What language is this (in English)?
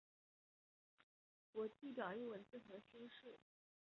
Chinese